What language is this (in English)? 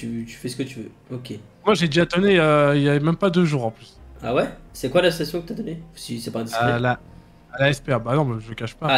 French